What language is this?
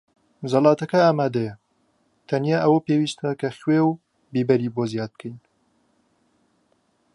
Central Kurdish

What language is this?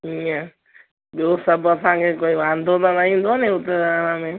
Sindhi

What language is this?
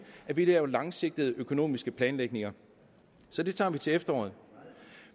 Danish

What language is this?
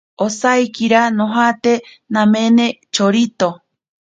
Ashéninka Perené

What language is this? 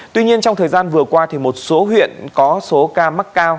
Vietnamese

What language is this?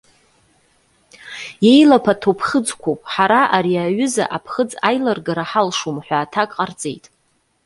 Abkhazian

